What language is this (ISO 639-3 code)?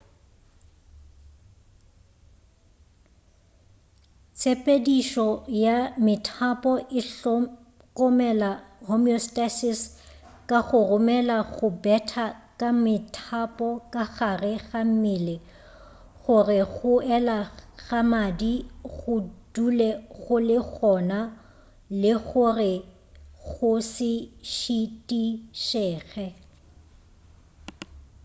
nso